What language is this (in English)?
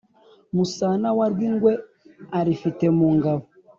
Kinyarwanda